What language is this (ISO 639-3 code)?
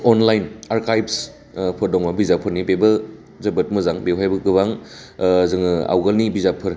brx